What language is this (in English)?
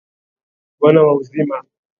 Swahili